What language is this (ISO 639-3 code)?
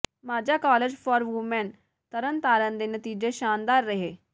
pan